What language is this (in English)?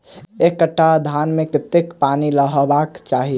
Maithili